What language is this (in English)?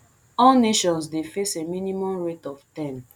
Nigerian Pidgin